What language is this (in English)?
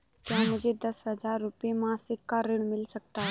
Hindi